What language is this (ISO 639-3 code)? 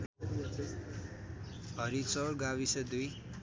nep